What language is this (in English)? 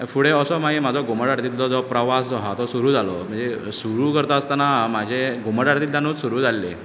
Konkani